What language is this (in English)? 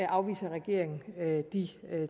Danish